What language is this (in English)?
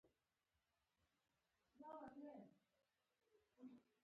Pashto